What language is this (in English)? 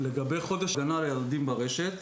Hebrew